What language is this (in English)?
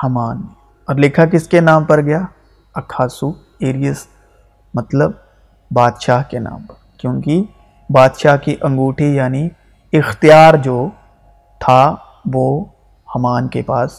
Urdu